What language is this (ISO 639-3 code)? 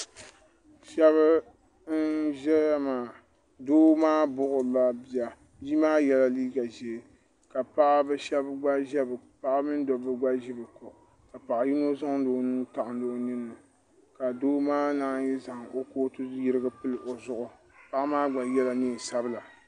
dag